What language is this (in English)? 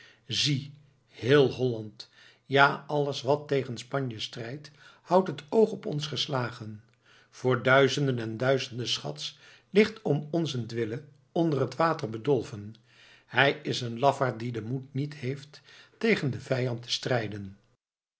Dutch